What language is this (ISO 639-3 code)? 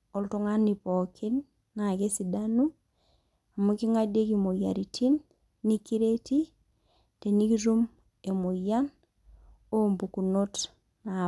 mas